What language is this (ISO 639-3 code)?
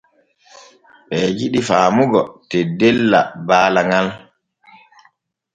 fue